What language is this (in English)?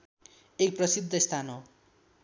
Nepali